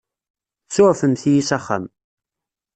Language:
Kabyle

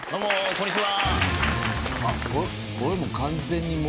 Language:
Japanese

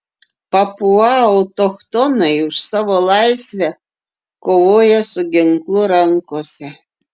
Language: Lithuanian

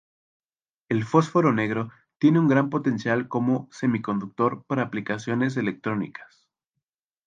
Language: Spanish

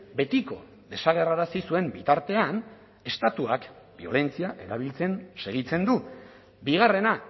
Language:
Basque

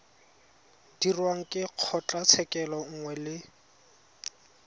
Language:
Tswana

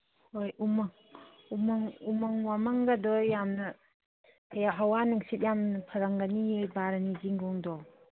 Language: Manipuri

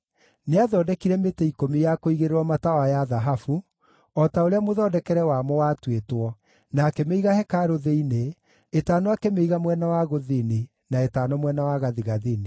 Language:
Kikuyu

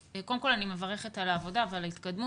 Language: Hebrew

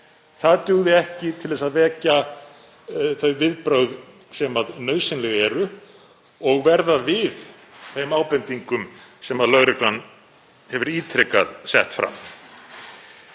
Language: Icelandic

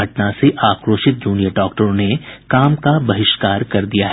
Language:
Hindi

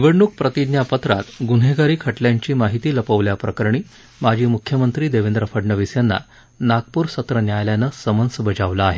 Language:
Marathi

